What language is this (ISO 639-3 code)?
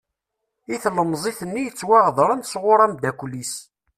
kab